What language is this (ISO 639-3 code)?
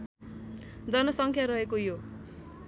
nep